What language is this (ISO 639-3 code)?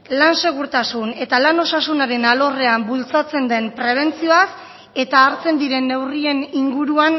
eus